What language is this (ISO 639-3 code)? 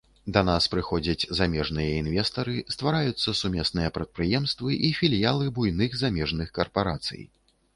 bel